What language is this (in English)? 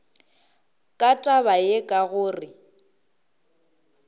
Northern Sotho